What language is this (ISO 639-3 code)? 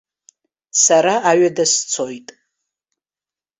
abk